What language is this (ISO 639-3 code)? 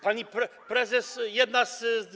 pol